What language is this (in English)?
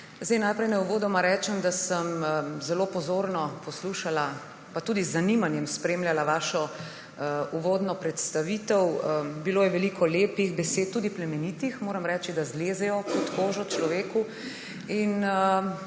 Slovenian